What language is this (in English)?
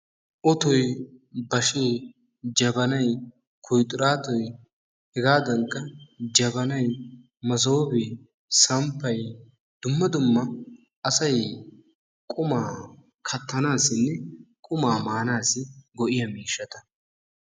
Wolaytta